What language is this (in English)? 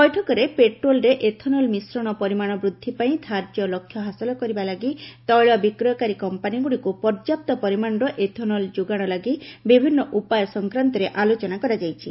Odia